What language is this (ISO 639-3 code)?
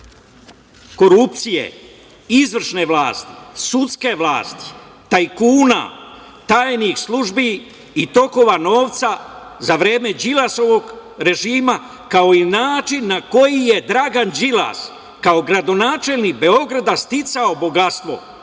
srp